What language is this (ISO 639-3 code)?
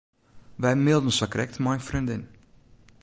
fry